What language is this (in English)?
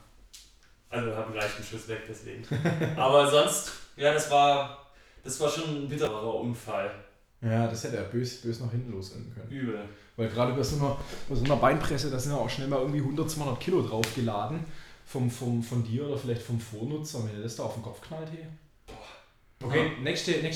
German